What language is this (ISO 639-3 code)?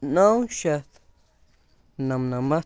kas